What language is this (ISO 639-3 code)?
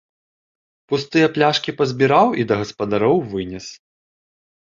bel